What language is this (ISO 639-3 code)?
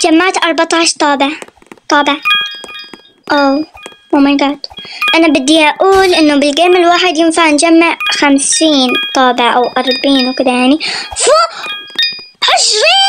ara